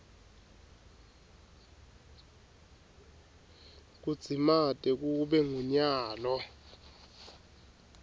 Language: Swati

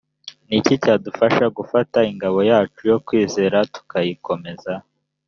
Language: Kinyarwanda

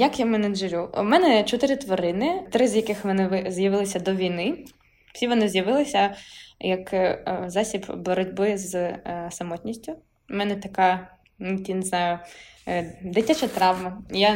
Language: Ukrainian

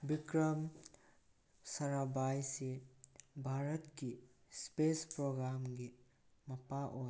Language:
Manipuri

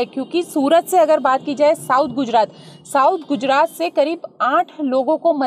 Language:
Hindi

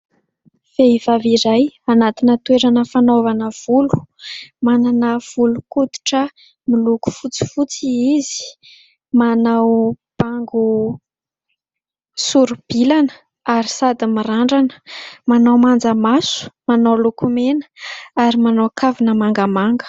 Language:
Malagasy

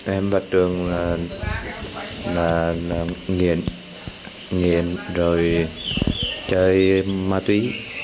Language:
Vietnamese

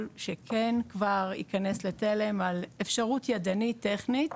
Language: Hebrew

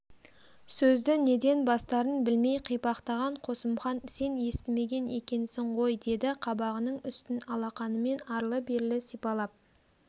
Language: Kazakh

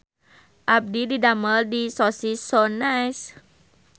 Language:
Sundanese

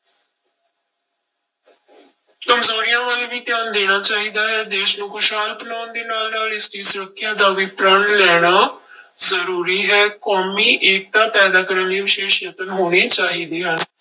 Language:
Punjabi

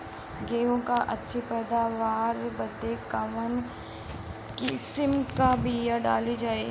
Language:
Bhojpuri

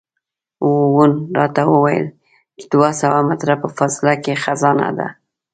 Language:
Pashto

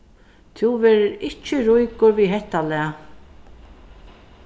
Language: Faroese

